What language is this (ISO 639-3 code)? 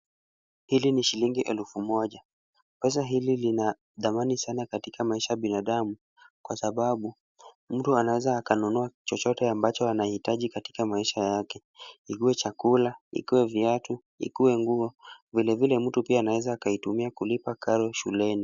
swa